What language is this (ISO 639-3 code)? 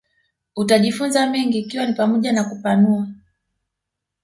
swa